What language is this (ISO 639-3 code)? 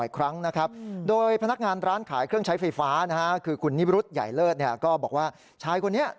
tha